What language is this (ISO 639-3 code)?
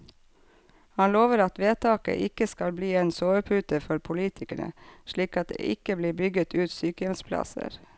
nor